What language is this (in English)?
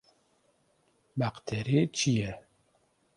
Kurdish